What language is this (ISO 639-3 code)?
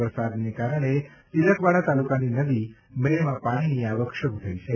guj